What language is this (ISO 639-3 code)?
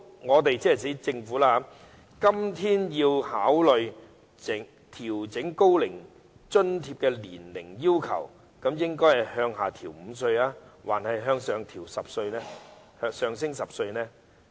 yue